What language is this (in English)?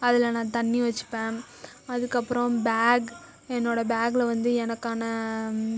Tamil